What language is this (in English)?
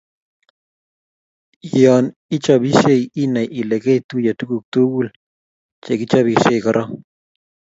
Kalenjin